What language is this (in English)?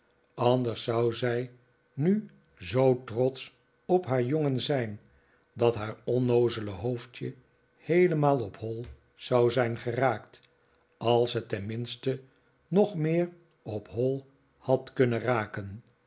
Dutch